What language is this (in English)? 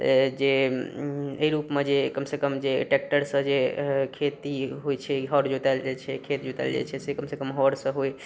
Maithili